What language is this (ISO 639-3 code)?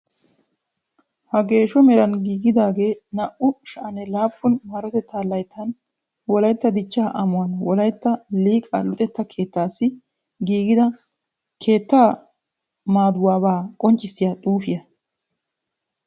wal